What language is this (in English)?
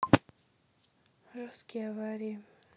Russian